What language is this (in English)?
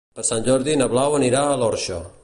Catalan